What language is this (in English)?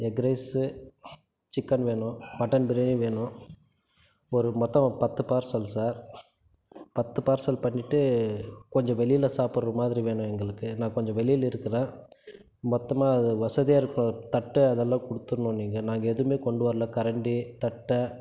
Tamil